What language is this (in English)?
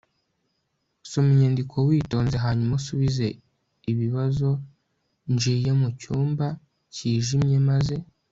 Kinyarwanda